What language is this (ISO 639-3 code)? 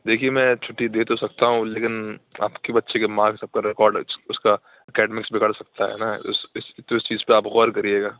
urd